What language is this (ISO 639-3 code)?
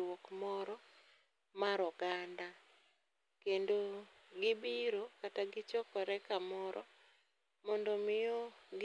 luo